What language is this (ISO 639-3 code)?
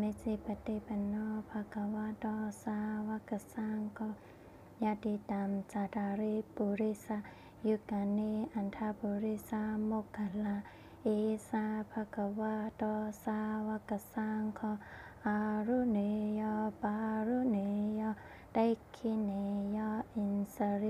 tha